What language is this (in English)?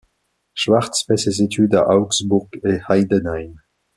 French